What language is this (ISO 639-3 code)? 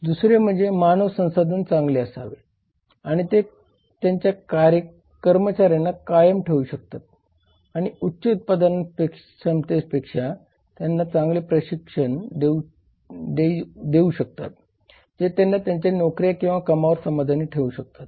mar